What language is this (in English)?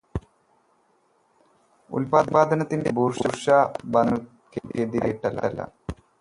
Malayalam